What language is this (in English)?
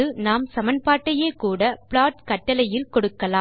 Tamil